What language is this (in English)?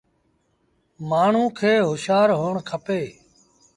Sindhi Bhil